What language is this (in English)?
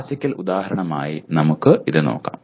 Malayalam